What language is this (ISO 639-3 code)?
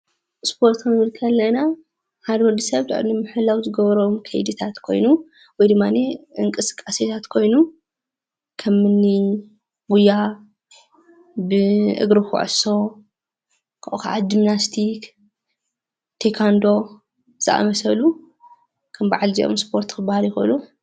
tir